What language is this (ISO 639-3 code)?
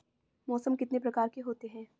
hin